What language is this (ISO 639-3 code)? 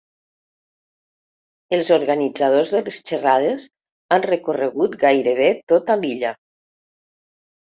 cat